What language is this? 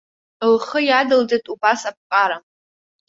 Abkhazian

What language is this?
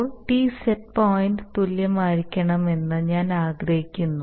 Malayalam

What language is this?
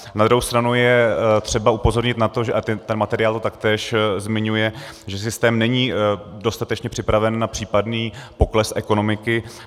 Czech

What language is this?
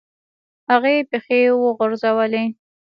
Pashto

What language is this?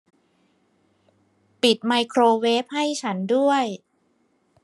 Thai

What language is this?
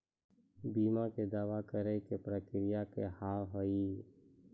Maithili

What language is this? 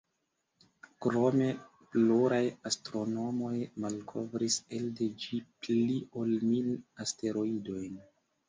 Esperanto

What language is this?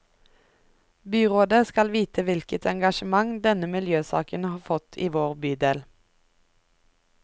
Norwegian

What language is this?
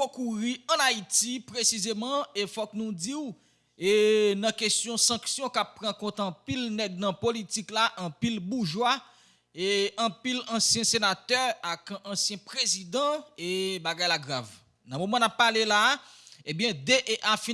French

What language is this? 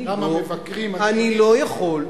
Hebrew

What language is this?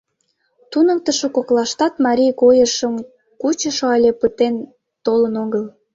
Mari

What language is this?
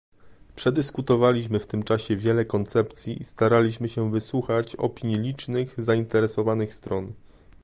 Polish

